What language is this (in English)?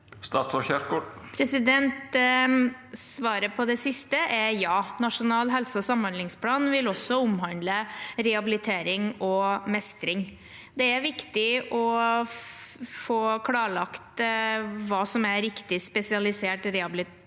Norwegian